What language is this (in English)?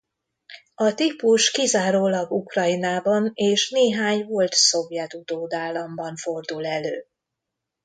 Hungarian